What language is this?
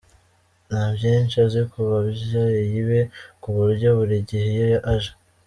Kinyarwanda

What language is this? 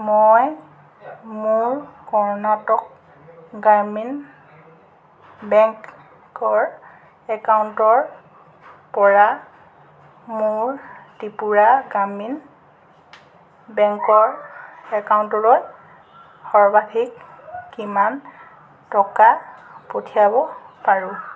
Assamese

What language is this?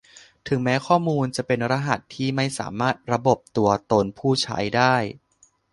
Thai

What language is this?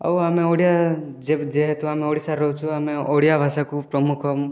Odia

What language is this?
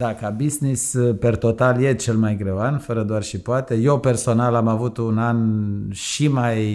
Romanian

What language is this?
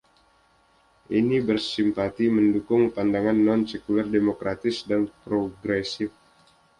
Indonesian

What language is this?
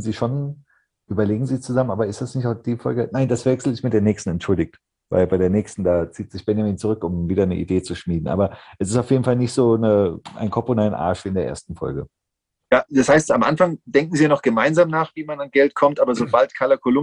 German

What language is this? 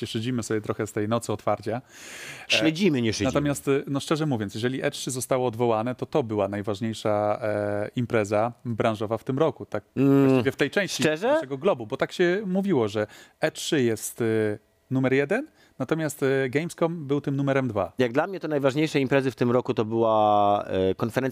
Polish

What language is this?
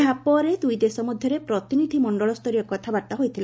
Odia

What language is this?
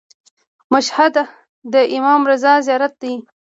Pashto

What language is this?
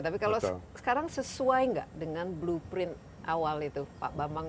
Indonesian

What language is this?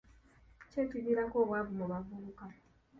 Ganda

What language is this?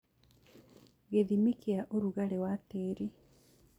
Kikuyu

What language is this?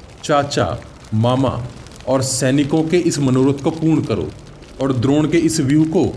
Hindi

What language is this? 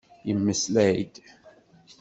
Kabyle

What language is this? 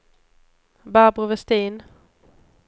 Swedish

